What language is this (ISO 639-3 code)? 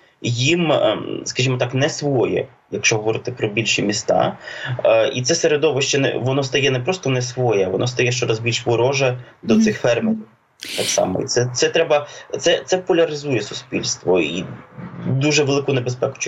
ukr